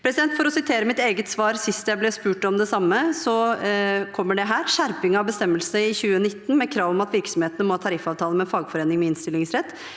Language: Norwegian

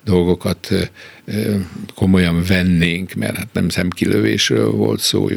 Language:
Hungarian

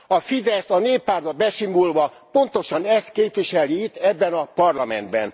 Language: Hungarian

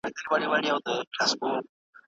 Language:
Pashto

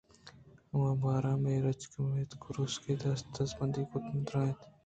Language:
Eastern Balochi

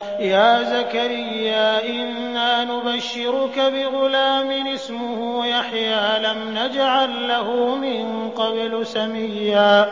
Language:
Arabic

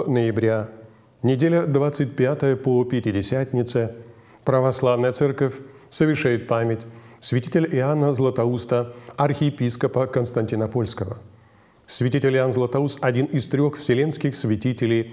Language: Russian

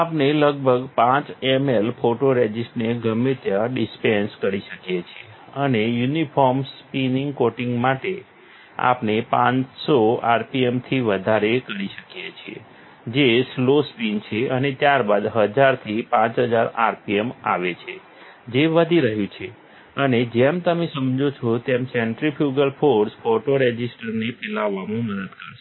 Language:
Gujarati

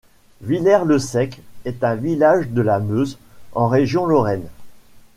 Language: French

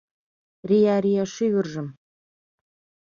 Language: Mari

